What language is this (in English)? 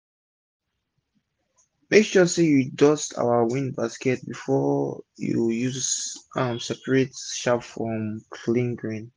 Nigerian Pidgin